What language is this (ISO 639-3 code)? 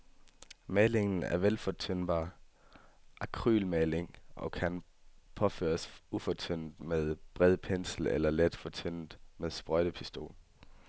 dan